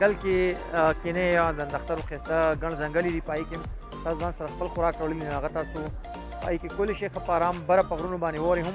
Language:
Arabic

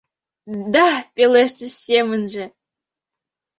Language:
Mari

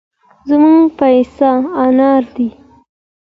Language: Pashto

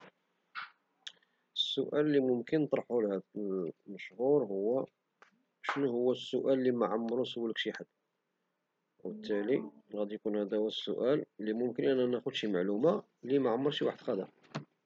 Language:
Moroccan Arabic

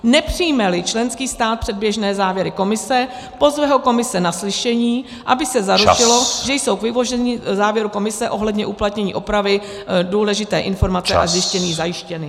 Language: Czech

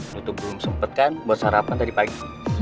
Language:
Indonesian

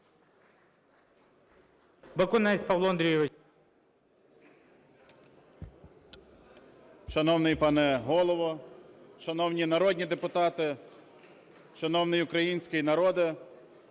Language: Ukrainian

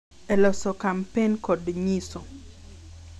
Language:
Luo (Kenya and Tanzania)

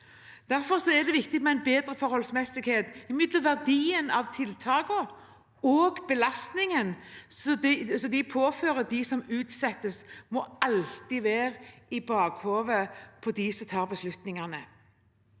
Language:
Norwegian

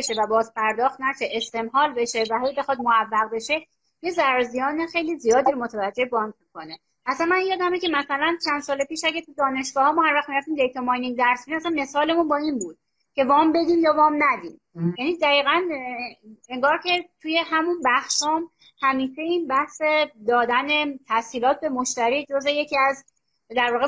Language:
Persian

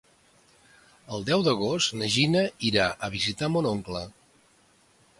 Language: Catalan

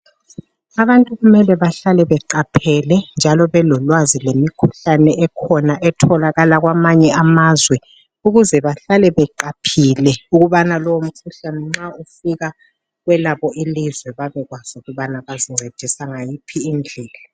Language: North Ndebele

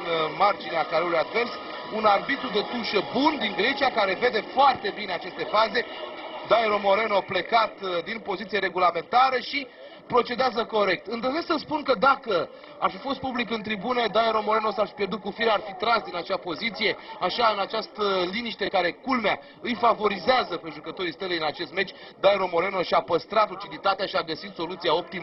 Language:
Romanian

